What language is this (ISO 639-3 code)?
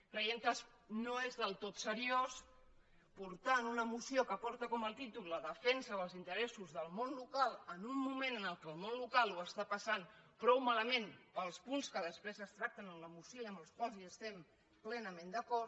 cat